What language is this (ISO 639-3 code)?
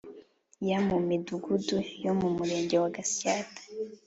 kin